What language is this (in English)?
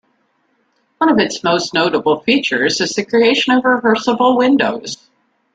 English